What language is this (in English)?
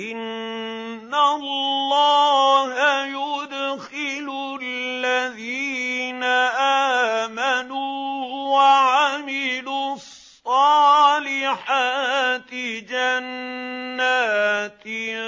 Arabic